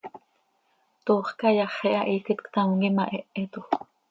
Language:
Seri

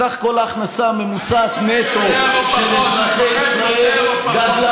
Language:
Hebrew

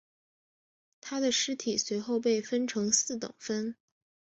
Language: Chinese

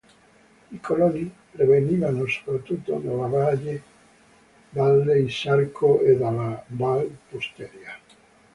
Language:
Italian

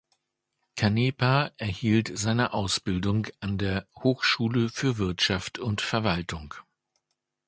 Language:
German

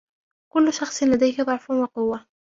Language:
Arabic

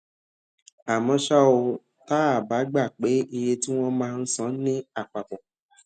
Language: Yoruba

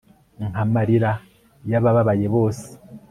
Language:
Kinyarwanda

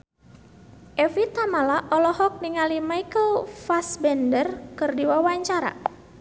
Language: Sundanese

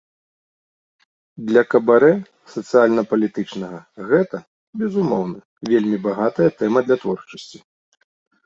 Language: Belarusian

